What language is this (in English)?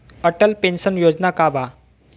Bhojpuri